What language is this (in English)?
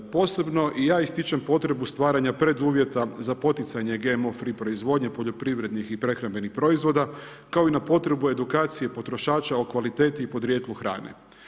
Croatian